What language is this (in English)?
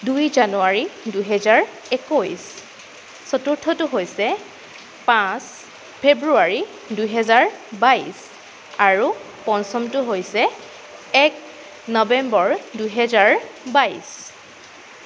Assamese